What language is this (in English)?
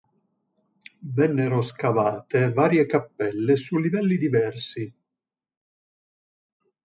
Italian